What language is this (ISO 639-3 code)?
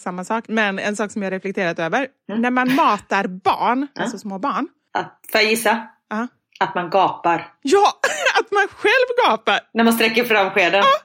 swe